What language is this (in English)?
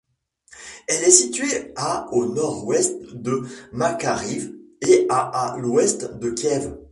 French